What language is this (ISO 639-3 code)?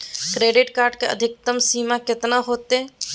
mag